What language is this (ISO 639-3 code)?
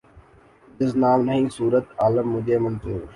urd